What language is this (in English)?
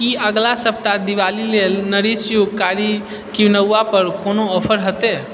Maithili